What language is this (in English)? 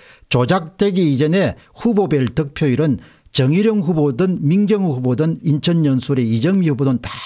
Korean